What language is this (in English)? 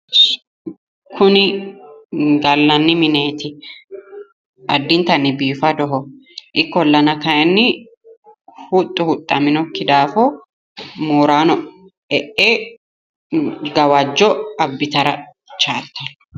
Sidamo